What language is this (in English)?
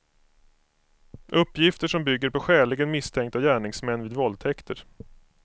Swedish